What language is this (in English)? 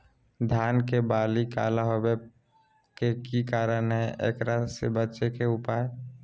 Magahi